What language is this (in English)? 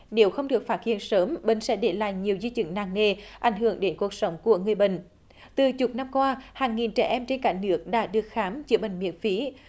Vietnamese